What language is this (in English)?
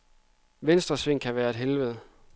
Danish